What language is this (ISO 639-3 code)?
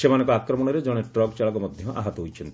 ori